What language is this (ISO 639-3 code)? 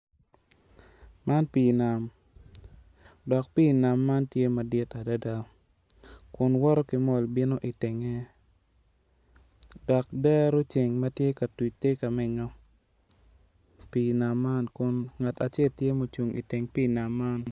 ach